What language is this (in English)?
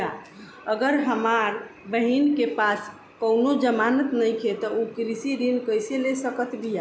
Bhojpuri